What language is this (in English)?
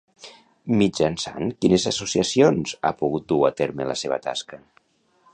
Catalan